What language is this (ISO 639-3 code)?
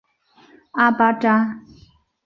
zho